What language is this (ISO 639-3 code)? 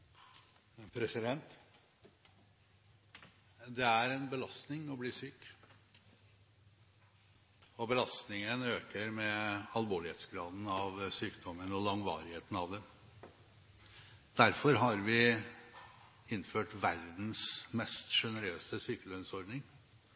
nob